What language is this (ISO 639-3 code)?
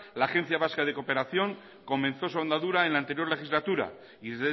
spa